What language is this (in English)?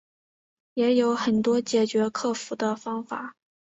Chinese